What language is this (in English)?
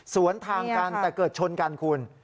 Thai